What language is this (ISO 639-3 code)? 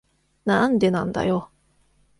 jpn